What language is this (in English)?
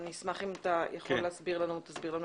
Hebrew